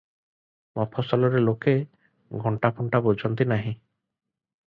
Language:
Odia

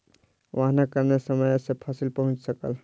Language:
Maithili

